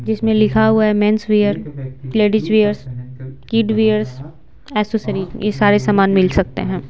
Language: Hindi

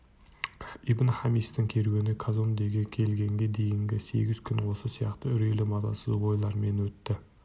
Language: Kazakh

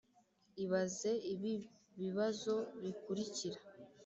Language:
Kinyarwanda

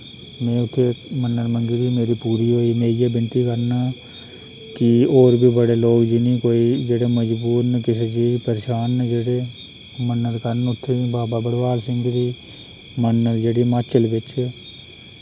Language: Dogri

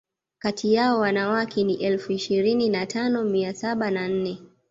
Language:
Swahili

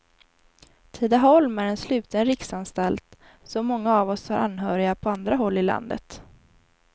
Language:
Swedish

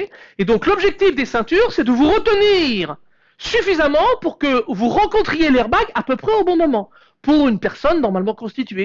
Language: French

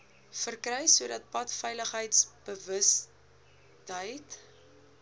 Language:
Afrikaans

